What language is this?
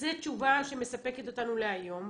Hebrew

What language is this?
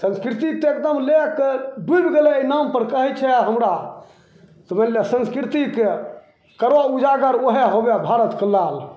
Maithili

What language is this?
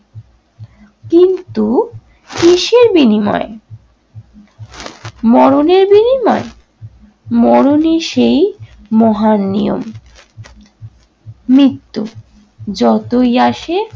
Bangla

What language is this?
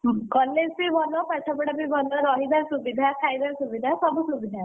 Odia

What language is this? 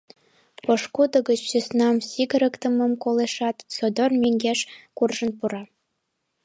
Mari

